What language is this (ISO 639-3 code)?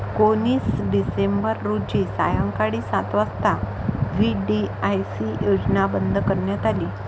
mar